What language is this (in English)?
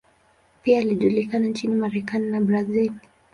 Swahili